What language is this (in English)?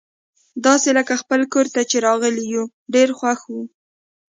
Pashto